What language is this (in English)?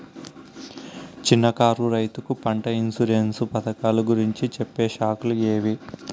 Telugu